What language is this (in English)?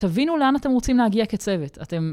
Hebrew